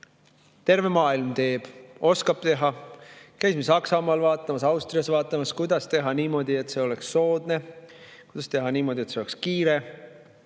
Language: Estonian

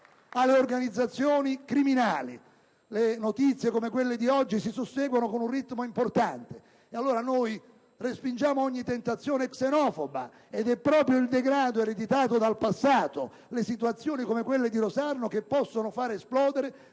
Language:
Italian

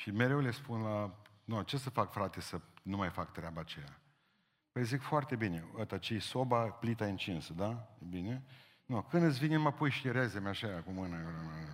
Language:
Romanian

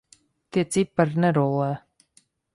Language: Latvian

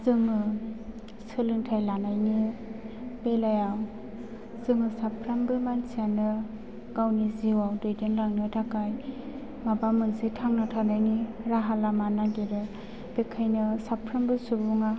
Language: Bodo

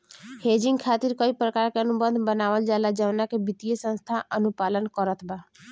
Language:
Bhojpuri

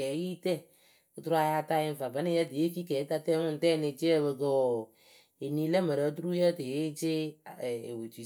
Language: Akebu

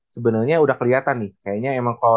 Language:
Indonesian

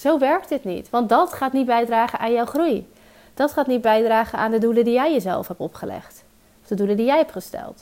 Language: Dutch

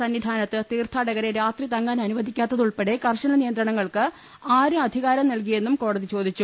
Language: Malayalam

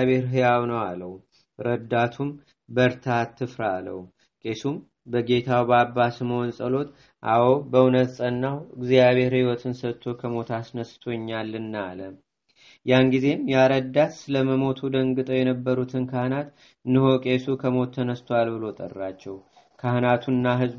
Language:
Amharic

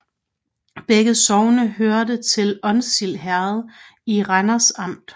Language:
Danish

